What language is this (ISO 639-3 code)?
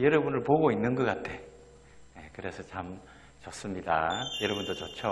kor